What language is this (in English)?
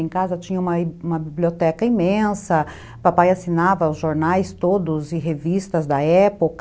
Portuguese